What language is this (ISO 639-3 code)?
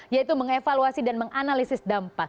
ind